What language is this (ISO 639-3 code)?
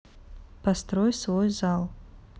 rus